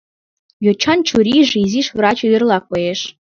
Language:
Mari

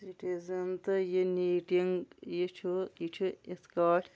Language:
Kashmiri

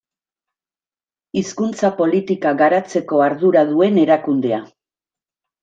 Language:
Basque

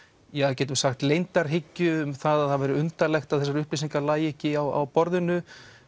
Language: Icelandic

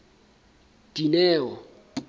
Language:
Southern Sotho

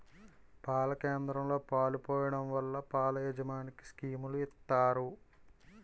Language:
Telugu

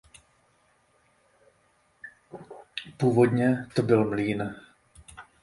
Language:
Czech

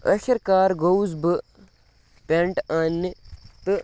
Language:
Kashmiri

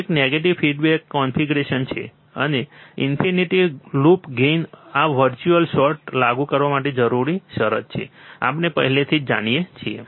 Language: Gujarati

